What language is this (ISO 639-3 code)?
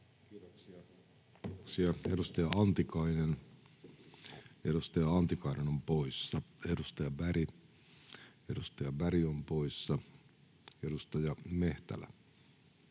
fin